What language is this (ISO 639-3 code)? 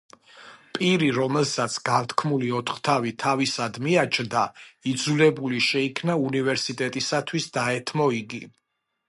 kat